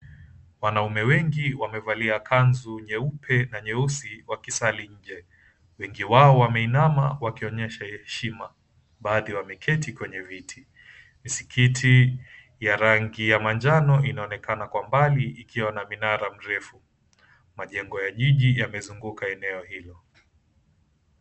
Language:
Swahili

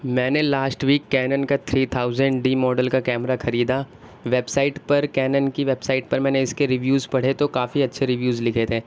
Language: Urdu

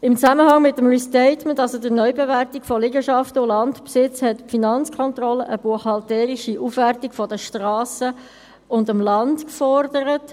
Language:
Swiss German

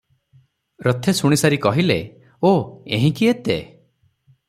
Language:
Odia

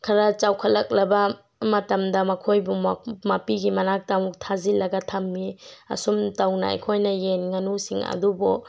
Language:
Manipuri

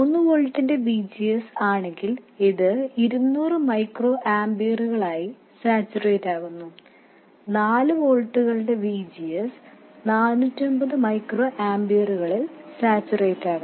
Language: Malayalam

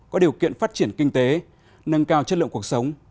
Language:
Vietnamese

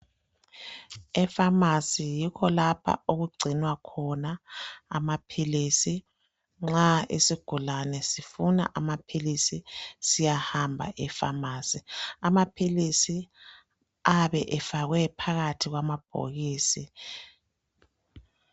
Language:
North Ndebele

